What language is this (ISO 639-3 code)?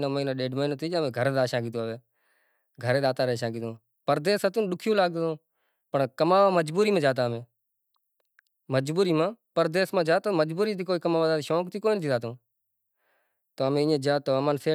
gjk